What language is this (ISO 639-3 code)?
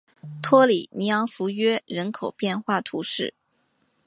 zho